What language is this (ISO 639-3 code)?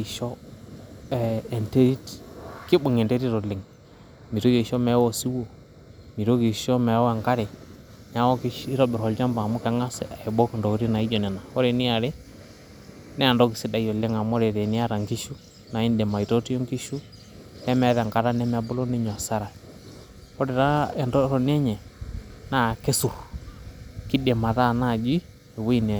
mas